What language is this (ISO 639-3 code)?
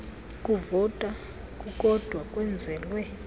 xho